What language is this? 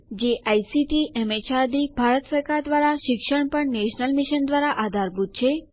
Gujarati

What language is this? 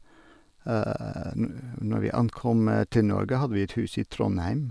Norwegian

